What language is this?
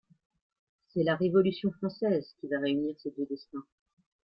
French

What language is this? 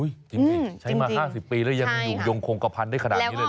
Thai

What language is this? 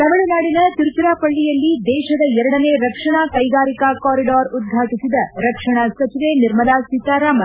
Kannada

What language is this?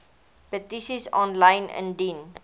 Afrikaans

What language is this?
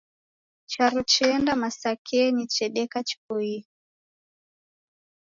Taita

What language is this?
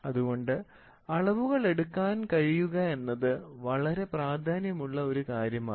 Malayalam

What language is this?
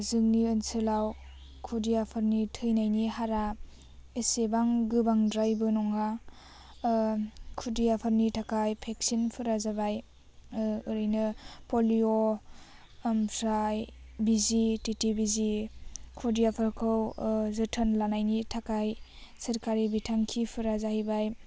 Bodo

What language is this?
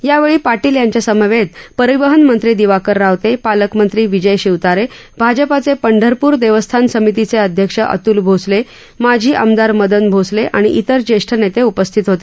Marathi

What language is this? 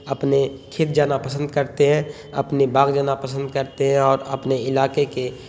Urdu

